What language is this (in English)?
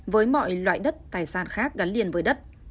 Vietnamese